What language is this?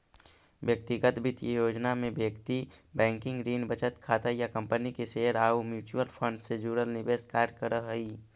Magahi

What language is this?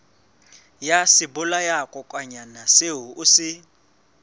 Southern Sotho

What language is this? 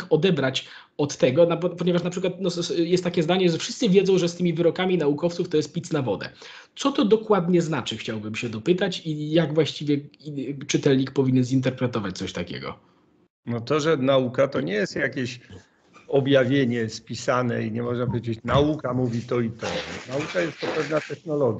Polish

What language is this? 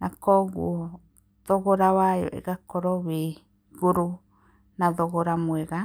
Kikuyu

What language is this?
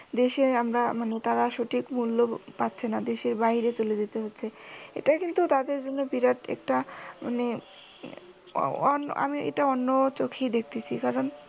Bangla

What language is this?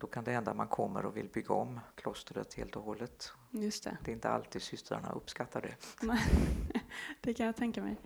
Swedish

